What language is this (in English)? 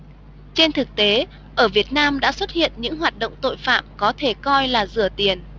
Vietnamese